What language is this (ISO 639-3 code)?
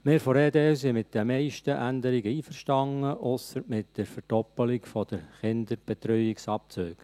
gsw